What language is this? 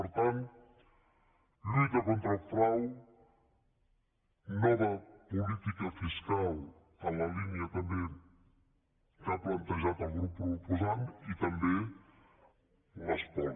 Catalan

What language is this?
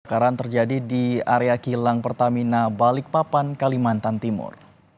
Indonesian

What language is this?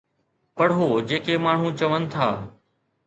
Sindhi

